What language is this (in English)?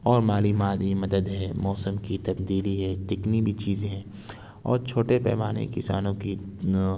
Urdu